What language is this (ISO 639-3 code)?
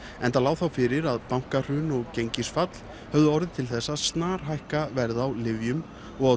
isl